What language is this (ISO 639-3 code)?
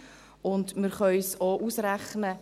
gsw